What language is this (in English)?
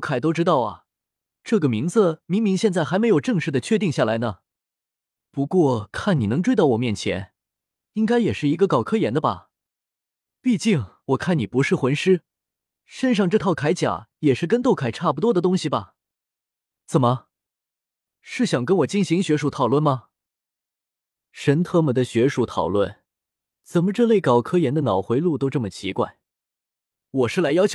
Chinese